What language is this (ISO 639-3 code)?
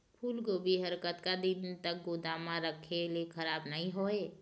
hne